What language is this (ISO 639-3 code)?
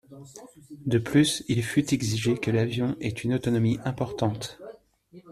fra